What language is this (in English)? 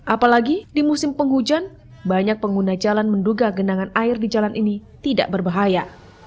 Indonesian